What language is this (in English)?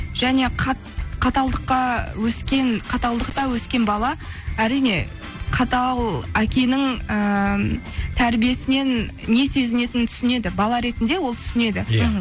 Kazakh